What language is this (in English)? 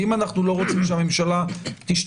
Hebrew